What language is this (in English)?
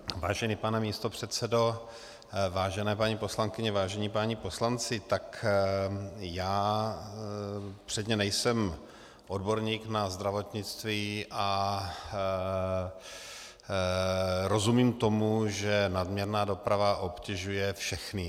Czech